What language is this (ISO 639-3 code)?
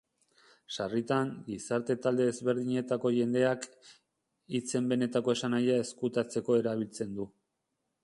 eus